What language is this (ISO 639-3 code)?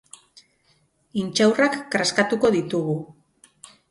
eus